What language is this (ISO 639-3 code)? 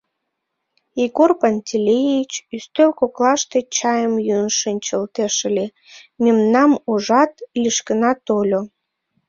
chm